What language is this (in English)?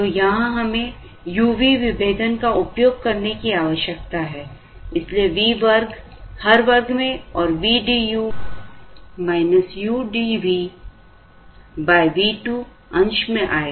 Hindi